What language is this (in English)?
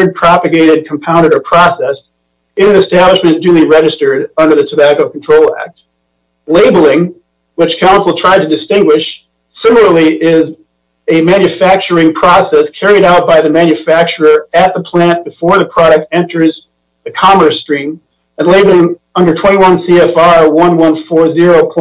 English